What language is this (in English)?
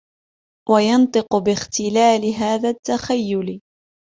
Arabic